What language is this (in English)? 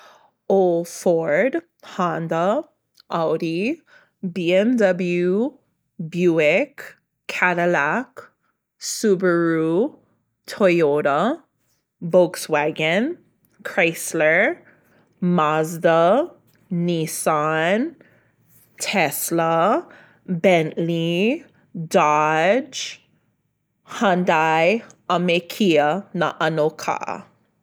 Hawaiian